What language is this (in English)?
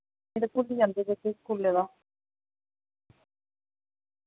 Dogri